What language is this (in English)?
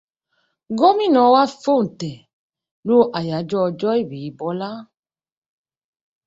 Yoruba